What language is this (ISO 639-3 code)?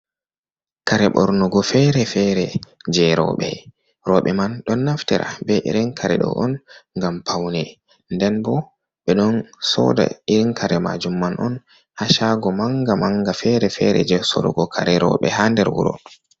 ful